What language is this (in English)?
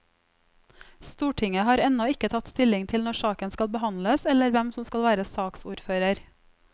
Norwegian